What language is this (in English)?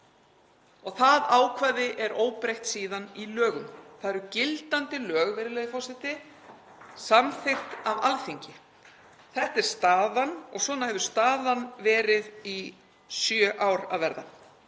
Icelandic